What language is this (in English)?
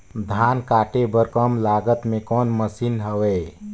Chhattisgarhi